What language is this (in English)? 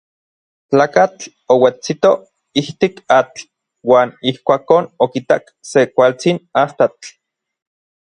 Orizaba Nahuatl